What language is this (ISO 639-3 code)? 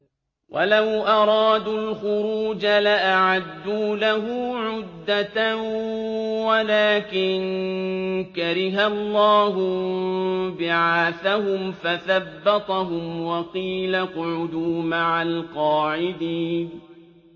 ara